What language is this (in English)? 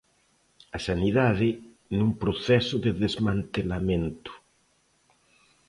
Galician